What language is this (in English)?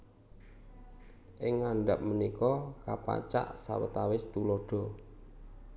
Javanese